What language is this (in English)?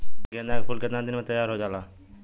Bhojpuri